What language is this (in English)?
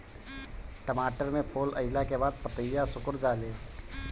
Bhojpuri